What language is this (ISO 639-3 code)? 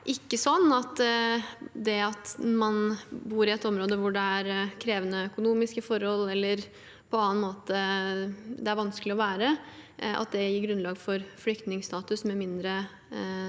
nor